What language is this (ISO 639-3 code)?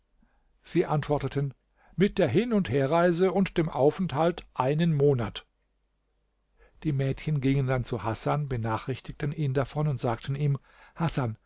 deu